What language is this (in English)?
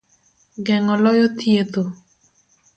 Luo (Kenya and Tanzania)